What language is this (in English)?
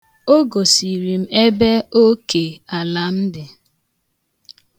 Igbo